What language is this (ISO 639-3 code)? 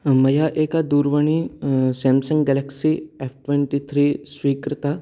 san